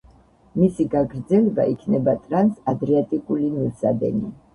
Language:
Georgian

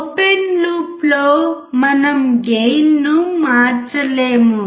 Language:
Telugu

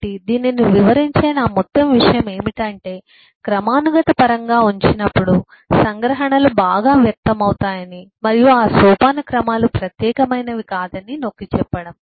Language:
Telugu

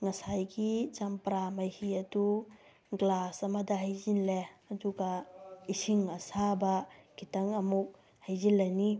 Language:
Manipuri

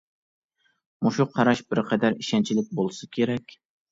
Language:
Uyghur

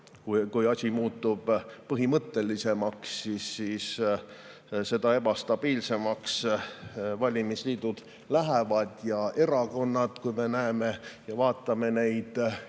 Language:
Estonian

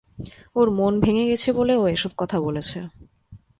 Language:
Bangla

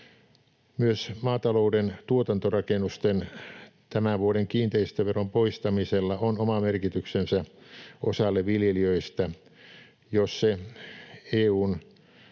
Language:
Finnish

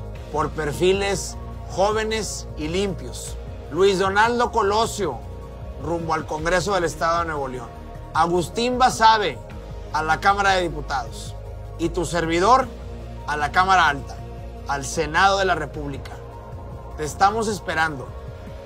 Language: Spanish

